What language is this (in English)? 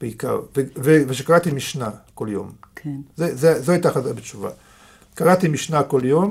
Hebrew